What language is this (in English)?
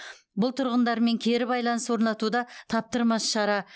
Kazakh